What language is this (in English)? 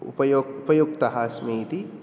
Sanskrit